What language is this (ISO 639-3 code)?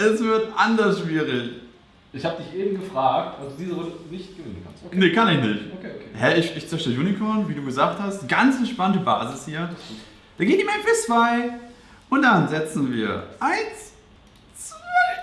deu